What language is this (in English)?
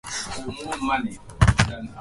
Swahili